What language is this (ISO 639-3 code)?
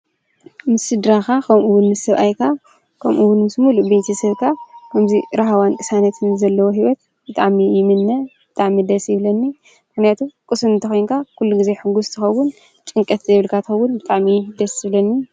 tir